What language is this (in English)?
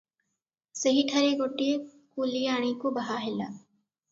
Odia